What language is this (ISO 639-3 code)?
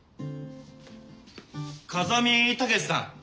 jpn